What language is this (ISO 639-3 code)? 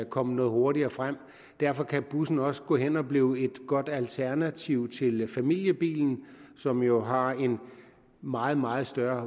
dan